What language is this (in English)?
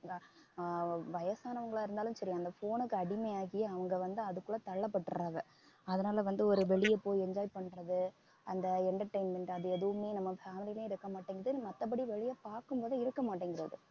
Tamil